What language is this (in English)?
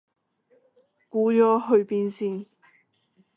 Cantonese